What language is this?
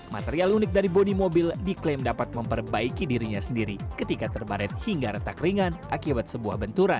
Indonesian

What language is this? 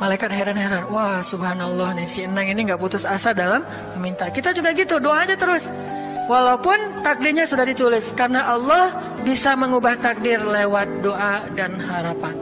Indonesian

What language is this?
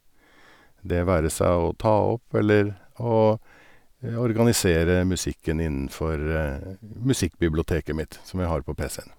Norwegian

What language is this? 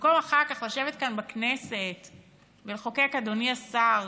Hebrew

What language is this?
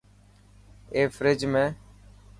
Dhatki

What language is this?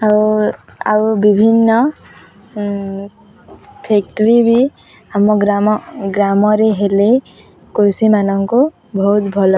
Odia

